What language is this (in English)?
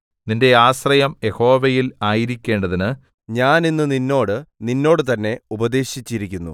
Malayalam